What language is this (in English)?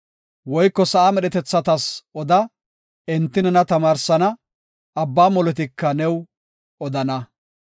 Gofa